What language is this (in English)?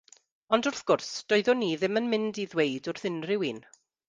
Welsh